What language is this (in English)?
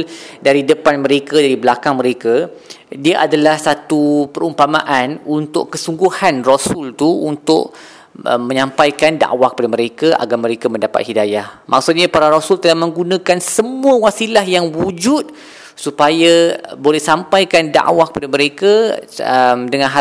Malay